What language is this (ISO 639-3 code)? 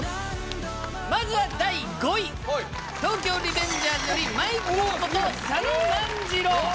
jpn